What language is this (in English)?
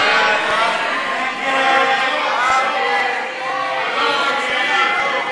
Hebrew